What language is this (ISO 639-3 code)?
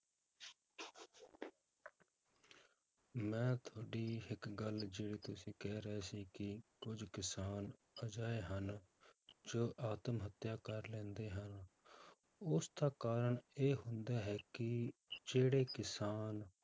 pan